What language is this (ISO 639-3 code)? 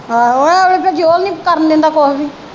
pan